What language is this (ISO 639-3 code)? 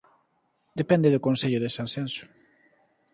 glg